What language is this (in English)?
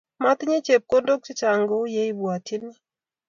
Kalenjin